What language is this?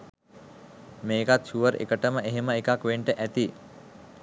Sinhala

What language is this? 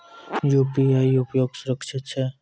Maithili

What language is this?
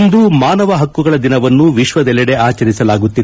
Kannada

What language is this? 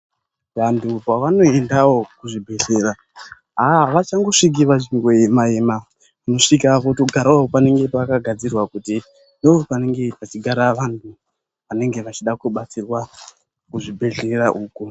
Ndau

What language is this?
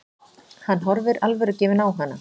Icelandic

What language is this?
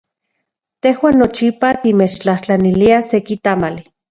Central Puebla Nahuatl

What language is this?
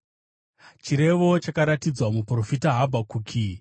Shona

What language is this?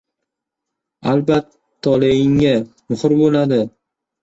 Uzbek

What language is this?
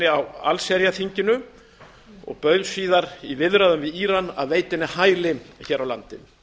Icelandic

